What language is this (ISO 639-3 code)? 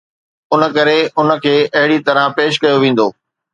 snd